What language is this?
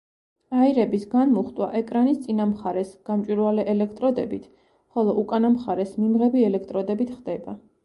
Georgian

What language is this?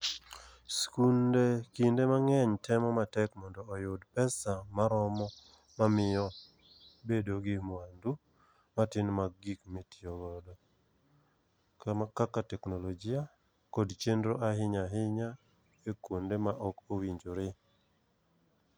Luo (Kenya and Tanzania)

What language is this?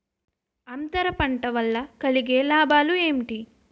Telugu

